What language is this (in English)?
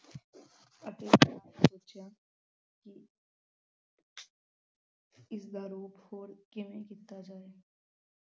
Punjabi